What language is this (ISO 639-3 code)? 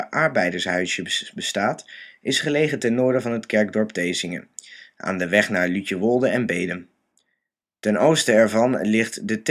nld